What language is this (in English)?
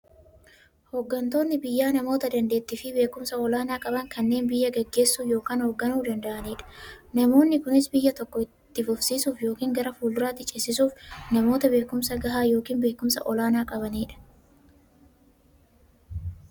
Oromo